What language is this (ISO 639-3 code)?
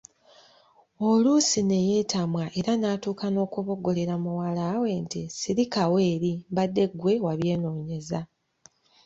lug